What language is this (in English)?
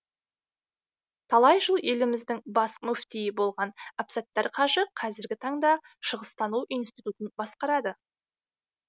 Kazakh